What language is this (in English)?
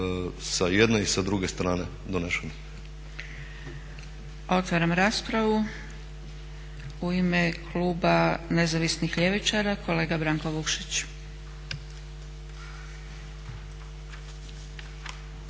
Croatian